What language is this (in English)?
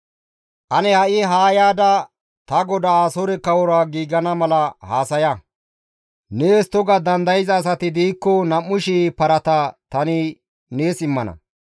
Gamo